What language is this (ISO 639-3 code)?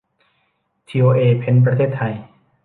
tha